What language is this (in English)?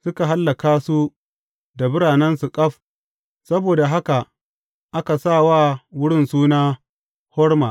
Hausa